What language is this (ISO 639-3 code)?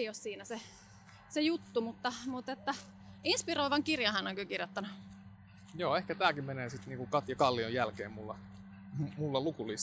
fin